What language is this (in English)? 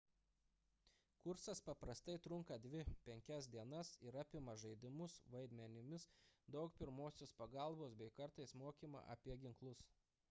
Lithuanian